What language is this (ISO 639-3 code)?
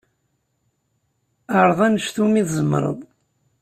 kab